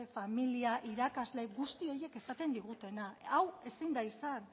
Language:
Basque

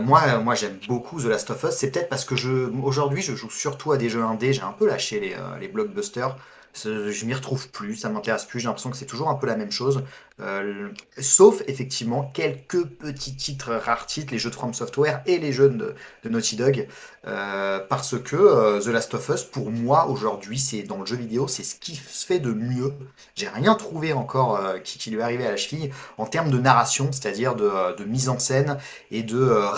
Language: French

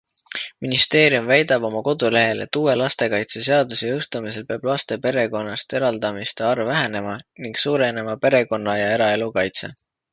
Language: Estonian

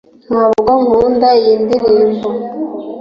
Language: Kinyarwanda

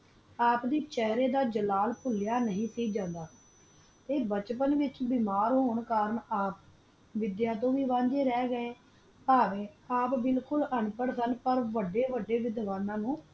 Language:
Punjabi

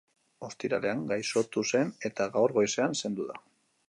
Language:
Basque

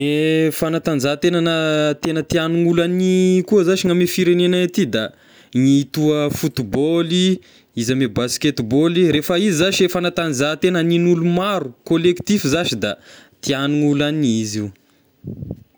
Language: Tesaka Malagasy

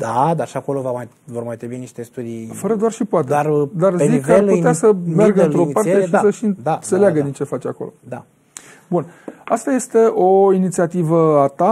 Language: Romanian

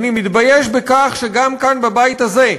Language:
Hebrew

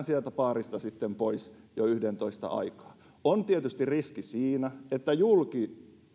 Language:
Finnish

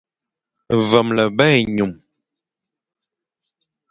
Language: Fang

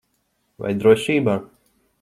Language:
Latvian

